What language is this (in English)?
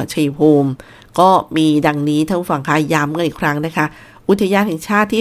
Thai